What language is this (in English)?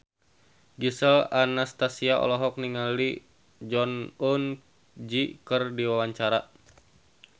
Sundanese